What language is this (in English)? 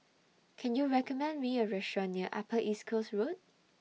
English